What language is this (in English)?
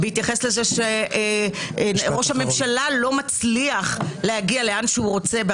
Hebrew